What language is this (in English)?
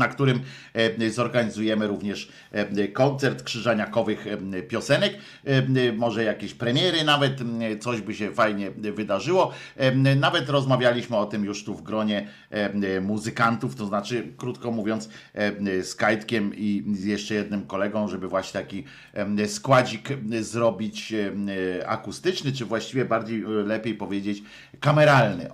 Polish